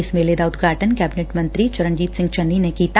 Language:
Punjabi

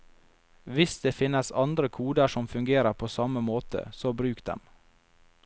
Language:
Norwegian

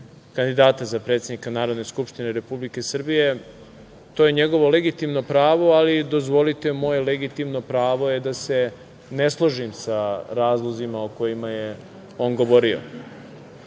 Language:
Serbian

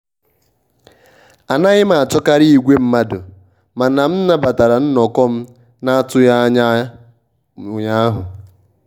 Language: Igbo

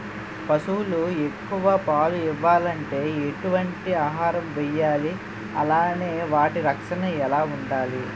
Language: Telugu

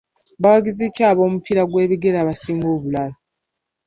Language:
Ganda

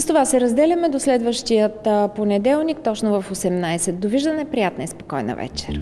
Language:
Bulgarian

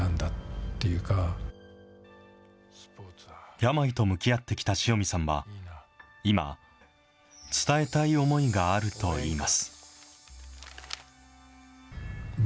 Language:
Japanese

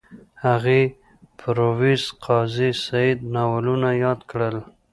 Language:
Pashto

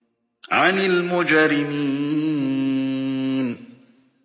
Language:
Arabic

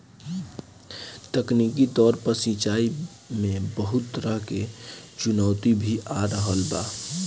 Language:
Bhojpuri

